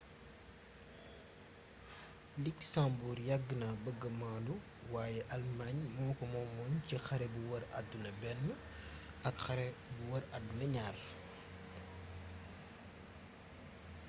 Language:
Wolof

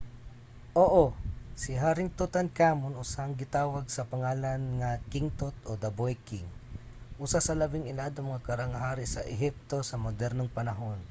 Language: Cebuano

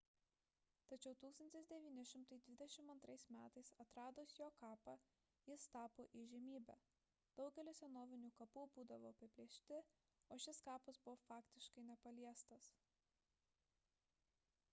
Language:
Lithuanian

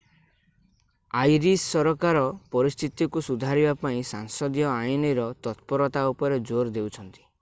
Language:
Odia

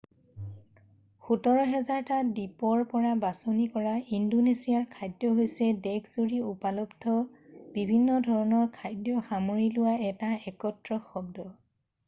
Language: Assamese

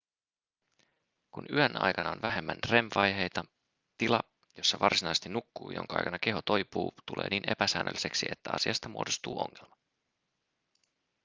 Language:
Finnish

